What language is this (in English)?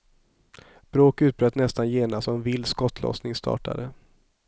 Swedish